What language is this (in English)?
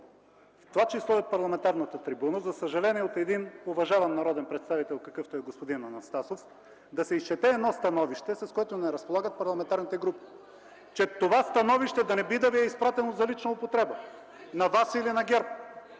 Bulgarian